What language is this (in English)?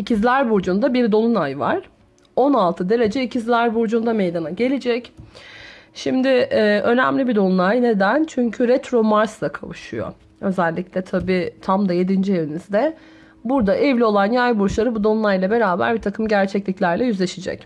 Turkish